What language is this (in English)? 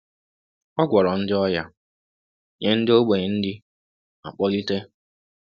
Igbo